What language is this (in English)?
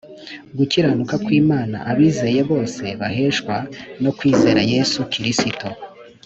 Kinyarwanda